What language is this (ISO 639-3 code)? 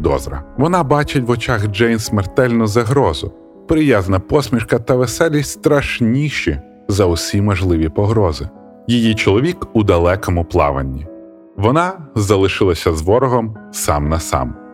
ukr